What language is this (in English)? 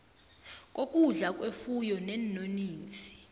South Ndebele